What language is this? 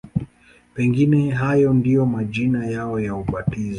Swahili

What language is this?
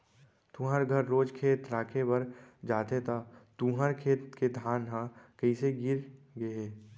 Chhattisgarhi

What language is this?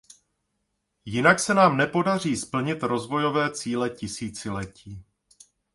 Czech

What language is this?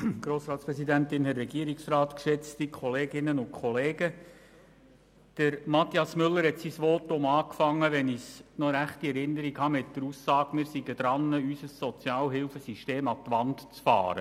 Swiss German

